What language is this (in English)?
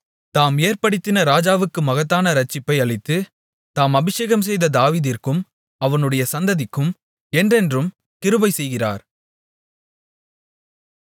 Tamil